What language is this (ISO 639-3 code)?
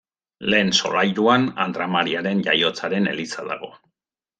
eus